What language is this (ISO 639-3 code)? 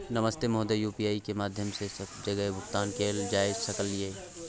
mai